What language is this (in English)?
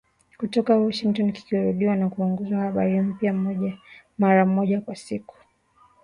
Swahili